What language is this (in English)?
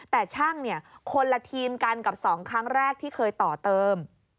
Thai